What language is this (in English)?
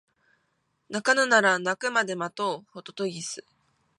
Japanese